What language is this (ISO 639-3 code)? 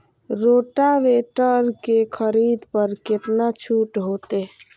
mai